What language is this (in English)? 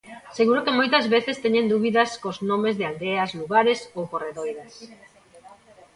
Galician